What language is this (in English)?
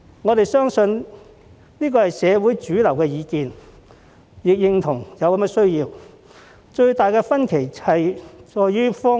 Cantonese